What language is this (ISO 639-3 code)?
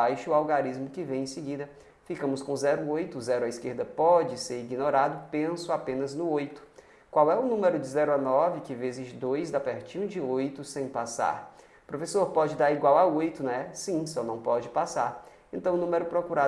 por